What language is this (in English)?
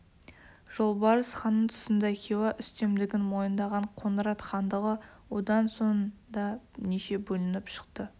Kazakh